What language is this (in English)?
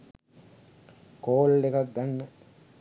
Sinhala